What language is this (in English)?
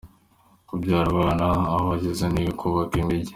Kinyarwanda